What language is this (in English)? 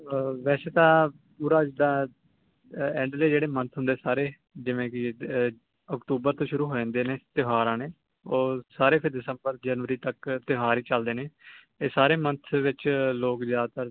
Punjabi